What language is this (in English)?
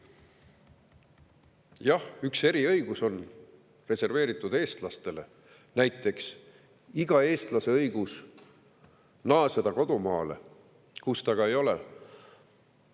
Estonian